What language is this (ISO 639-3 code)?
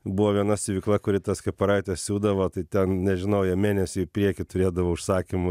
lit